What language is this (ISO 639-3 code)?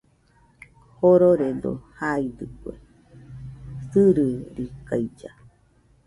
hux